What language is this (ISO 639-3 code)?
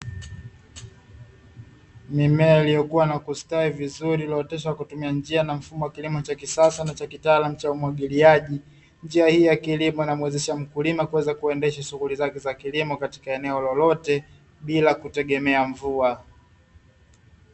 swa